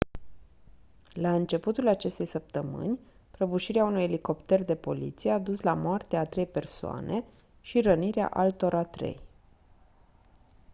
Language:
Romanian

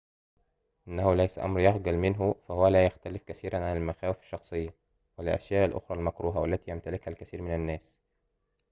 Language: Arabic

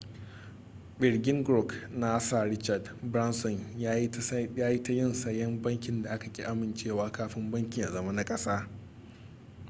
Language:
Hausa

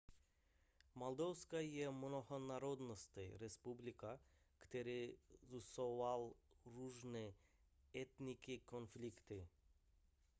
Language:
Czech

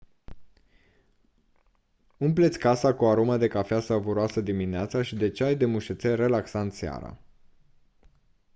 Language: Romanian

